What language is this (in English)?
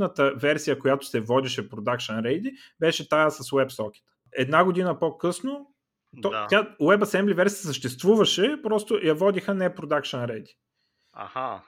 Bulgarian